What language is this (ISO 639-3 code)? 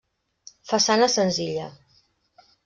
cat